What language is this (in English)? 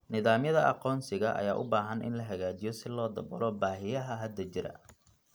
Somali